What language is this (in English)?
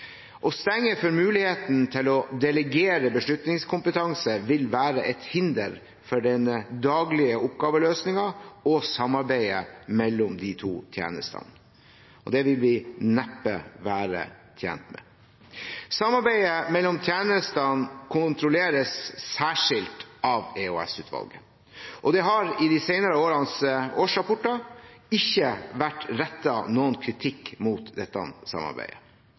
Norwegian Bokmål